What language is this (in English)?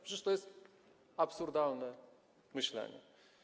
Polish